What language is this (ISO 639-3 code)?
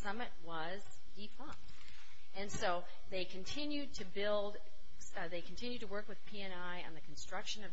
eng